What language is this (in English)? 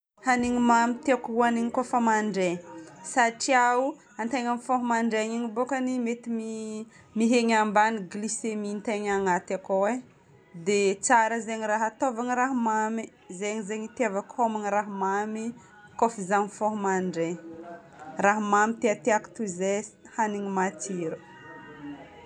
Northern Betsimisaraka Malagasy